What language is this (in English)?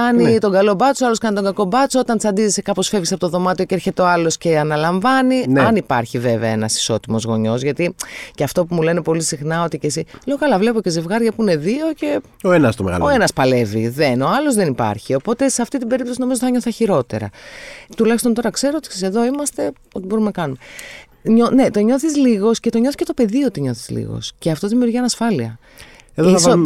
Greek